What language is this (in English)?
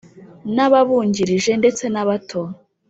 Kinyarwanda